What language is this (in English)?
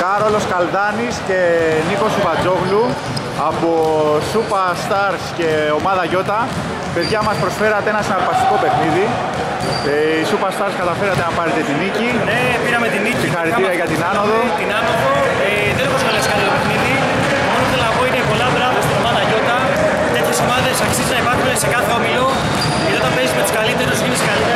Greek